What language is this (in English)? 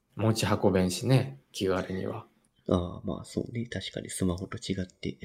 Japanese